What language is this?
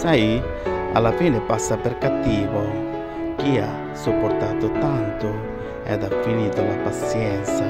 Italian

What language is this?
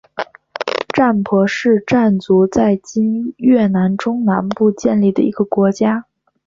Chinese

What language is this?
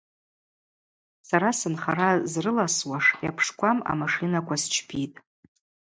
Abaza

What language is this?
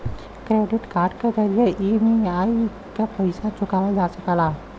Bhojpuri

